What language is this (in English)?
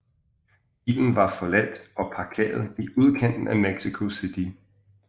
Danish